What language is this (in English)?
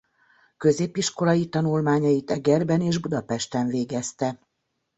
Hungarian